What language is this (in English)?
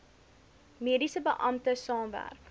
Afrikaans